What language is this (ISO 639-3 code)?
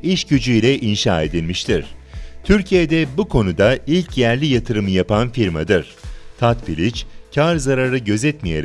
tur